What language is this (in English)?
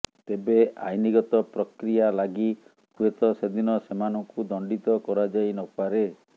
Odia